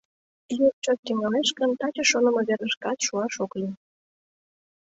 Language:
Mari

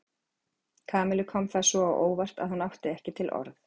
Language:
Icelandic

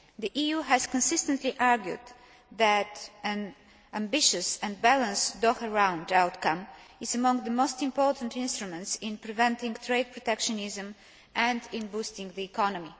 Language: English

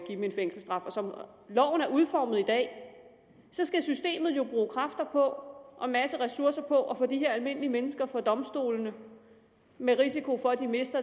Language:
Danish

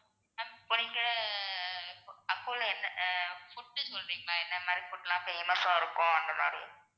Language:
Tamil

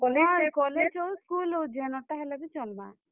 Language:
Odia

